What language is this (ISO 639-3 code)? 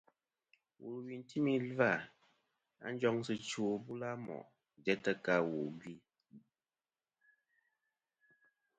bkm